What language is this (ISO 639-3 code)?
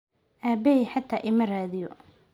som